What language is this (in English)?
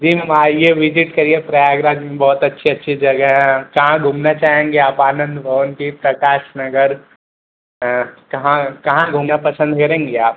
Hindi